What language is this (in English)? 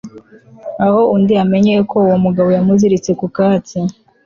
Kinyarwanda